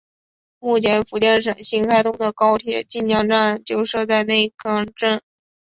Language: Chinese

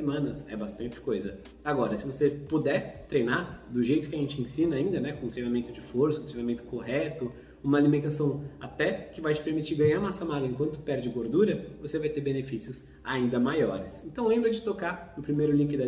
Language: Portuguese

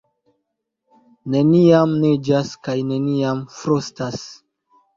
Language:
Esperanto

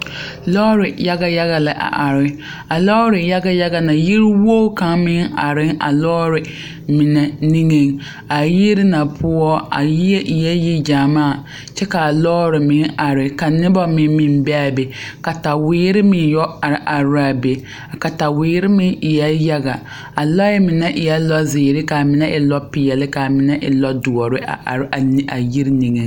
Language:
Southern Dagaare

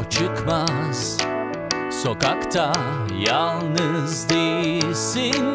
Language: Turkish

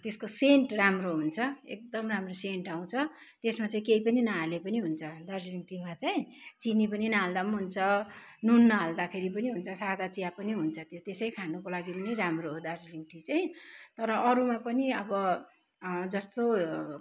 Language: Nepali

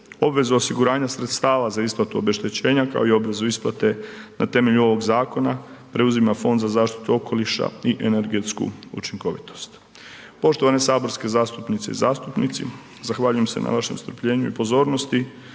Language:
Croatian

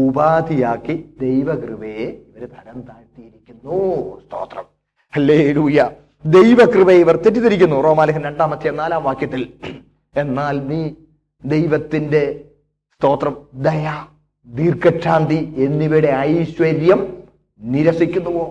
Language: Malayalam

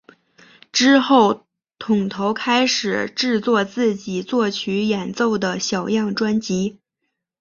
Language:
Chinese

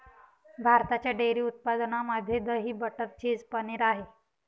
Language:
Marathi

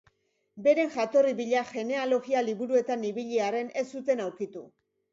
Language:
Basque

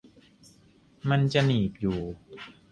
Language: Thai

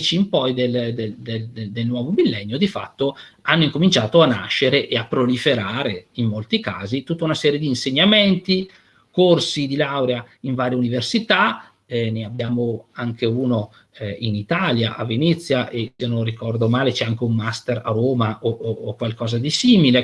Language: Italian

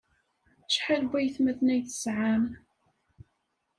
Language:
Kabyle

